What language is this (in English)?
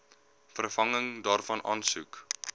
Afrikaans